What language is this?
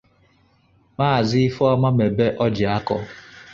Igbo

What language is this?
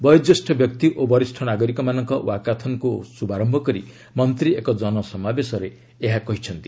Odia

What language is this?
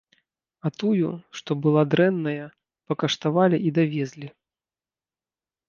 Belarusian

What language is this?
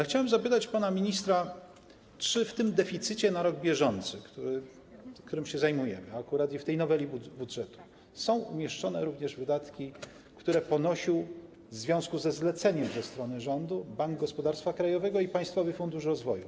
Polish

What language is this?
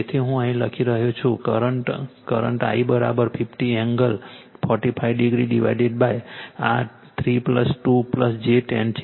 Gujarati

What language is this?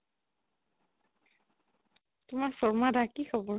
Assamese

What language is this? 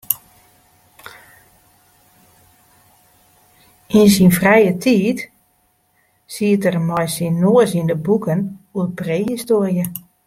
Western Frisian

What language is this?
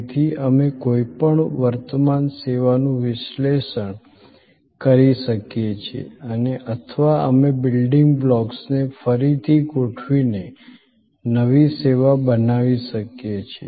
Gujarati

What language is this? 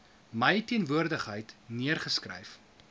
Afrikaans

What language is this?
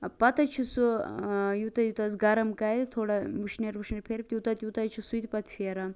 Kashmiri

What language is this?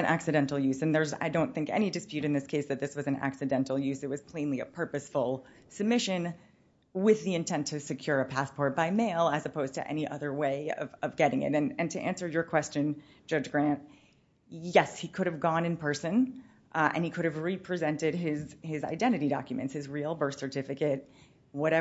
English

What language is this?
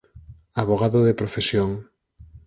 Galician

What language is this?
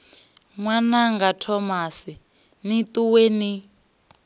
Venda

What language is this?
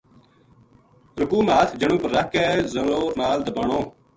Gujari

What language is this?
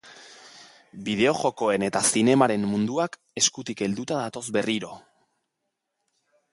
Basque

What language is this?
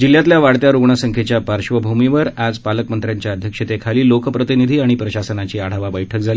Marathi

